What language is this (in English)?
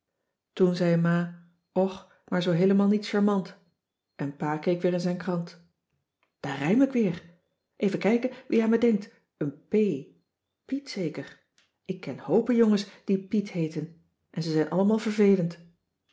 Dutch